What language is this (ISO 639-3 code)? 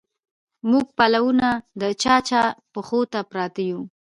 pus